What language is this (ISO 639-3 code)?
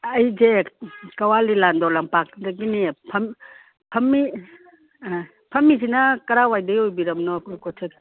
mni